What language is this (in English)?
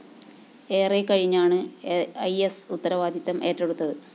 Malayalam